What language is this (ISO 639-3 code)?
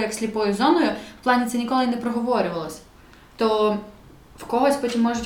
ukr